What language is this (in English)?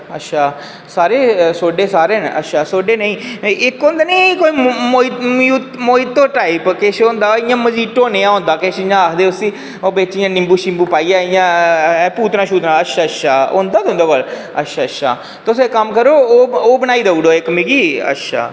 Dogri